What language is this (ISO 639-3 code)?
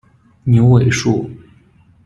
zho